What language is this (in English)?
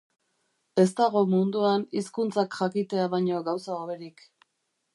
Basque